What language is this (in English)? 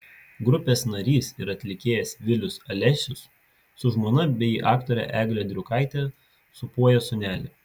Lithuanian